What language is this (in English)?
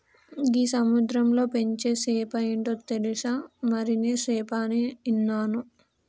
Telugu